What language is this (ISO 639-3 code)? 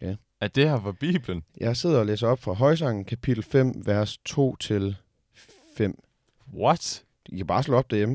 dan